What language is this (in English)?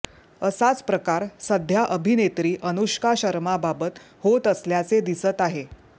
Marathi